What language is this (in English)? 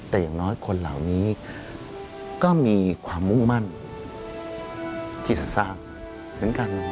Thai